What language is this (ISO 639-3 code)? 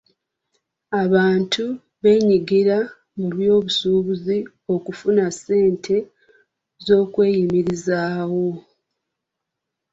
lug